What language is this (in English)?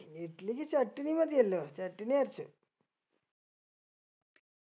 Malayalam